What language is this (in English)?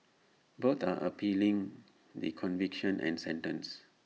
English